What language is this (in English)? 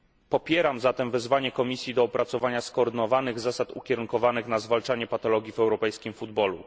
Polish